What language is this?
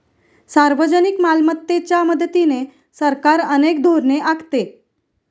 Marathi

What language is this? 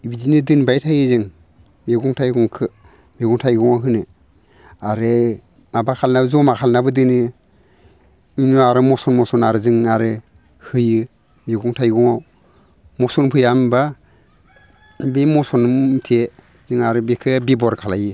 Bodo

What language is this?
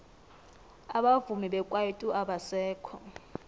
South Ndebele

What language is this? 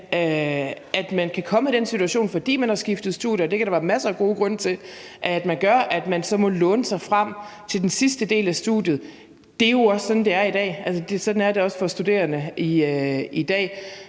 Danish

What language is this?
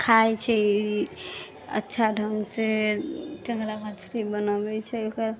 Maithili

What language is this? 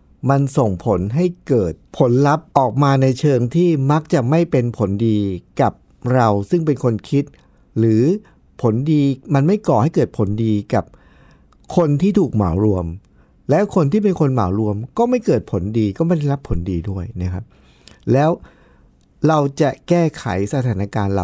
Thai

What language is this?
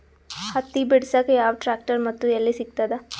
Kannada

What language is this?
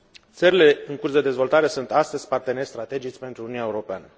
Romanian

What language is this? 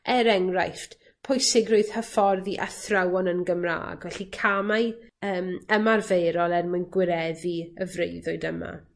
Welsh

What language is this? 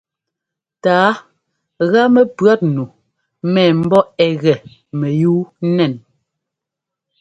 Ngomba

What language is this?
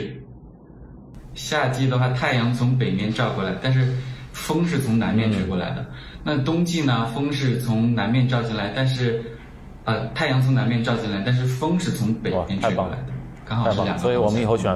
Chinese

